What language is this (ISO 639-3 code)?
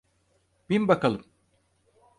tur